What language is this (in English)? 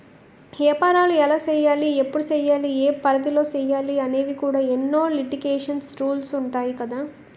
Telugu